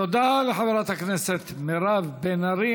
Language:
Hebrew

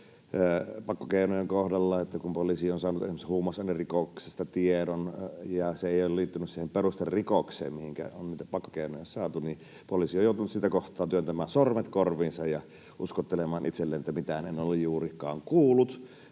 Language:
Finnish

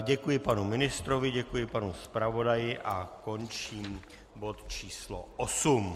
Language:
Czech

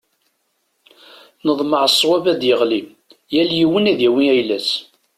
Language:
Kabyle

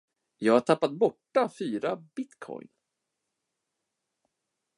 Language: Swedish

